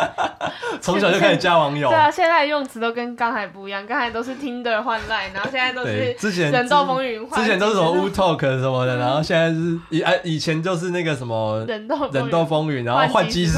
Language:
Chinese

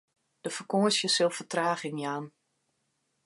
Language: Western Frisian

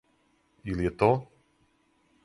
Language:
Serbian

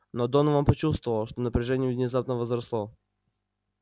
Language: Russian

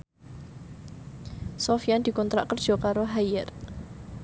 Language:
Javanese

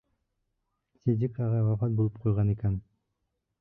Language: Bashkir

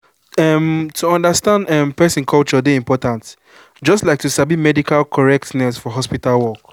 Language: Nigerian Pidgin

